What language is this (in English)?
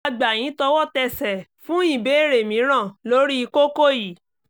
Yoruba